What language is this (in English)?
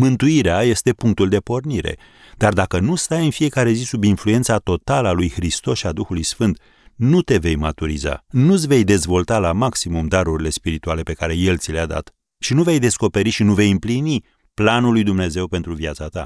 Romanian